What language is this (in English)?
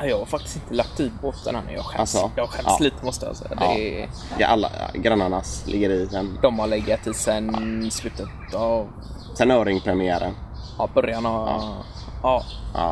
Swedish